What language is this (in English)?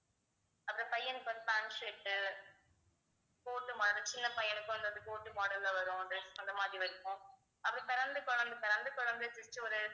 Tamil